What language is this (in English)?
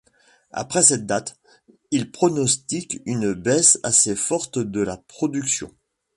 French